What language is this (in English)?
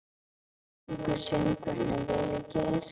Icelandic